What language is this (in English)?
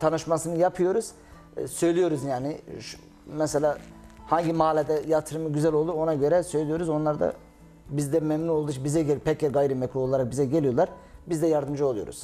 Turkish